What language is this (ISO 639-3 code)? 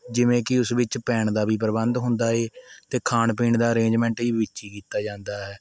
pan